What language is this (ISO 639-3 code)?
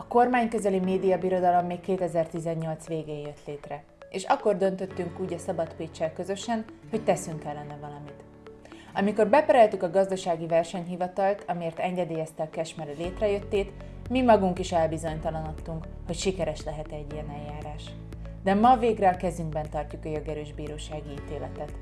hun